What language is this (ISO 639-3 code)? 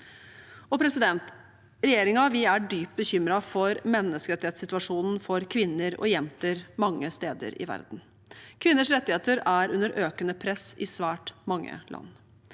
nor